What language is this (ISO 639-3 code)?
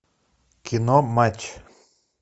rus